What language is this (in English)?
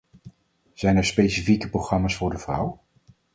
Dutch